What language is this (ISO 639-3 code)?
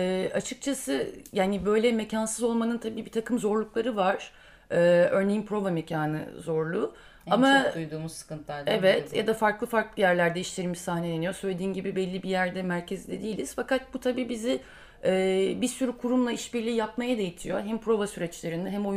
tur